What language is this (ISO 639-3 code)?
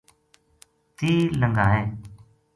gju